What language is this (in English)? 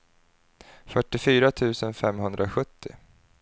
Swedish